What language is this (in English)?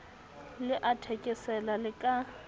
Southern Sotho